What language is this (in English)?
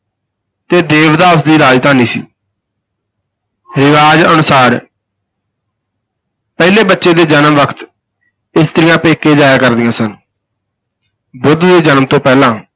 Punjabi